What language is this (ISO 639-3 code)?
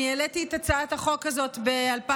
heb